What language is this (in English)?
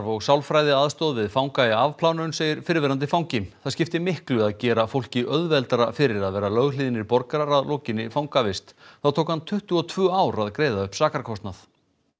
Icelandic